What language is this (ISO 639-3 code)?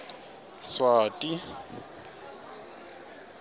ssw